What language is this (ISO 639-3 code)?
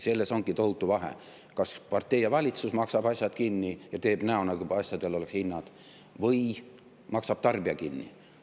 est